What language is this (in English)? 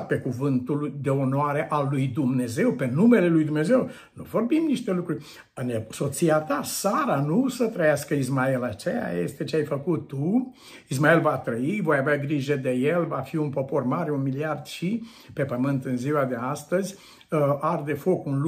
Romanian